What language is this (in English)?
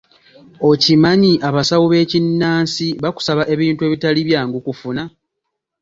Ganda